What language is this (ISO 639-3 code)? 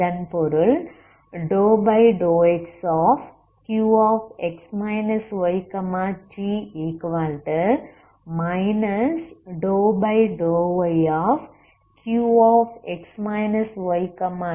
tam